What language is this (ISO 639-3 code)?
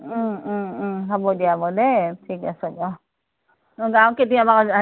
asm